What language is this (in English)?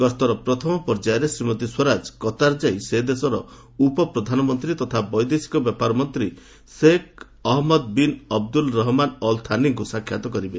Odia